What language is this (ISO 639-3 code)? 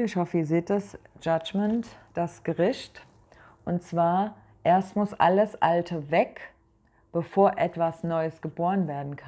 deu